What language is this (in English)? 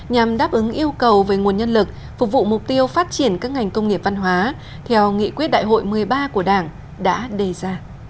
Vietnamese